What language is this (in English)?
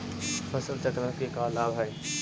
Magahi